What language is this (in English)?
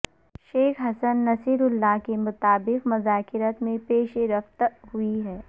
Urdu